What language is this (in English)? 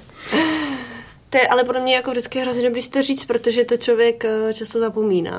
Czech